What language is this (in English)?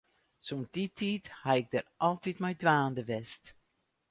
Western Frisian